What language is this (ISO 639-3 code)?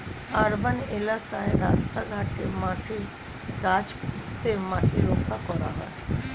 ben